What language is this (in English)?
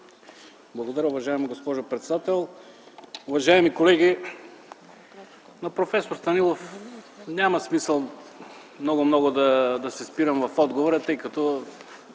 Bulgarian